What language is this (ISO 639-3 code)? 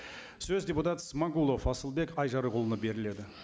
kaz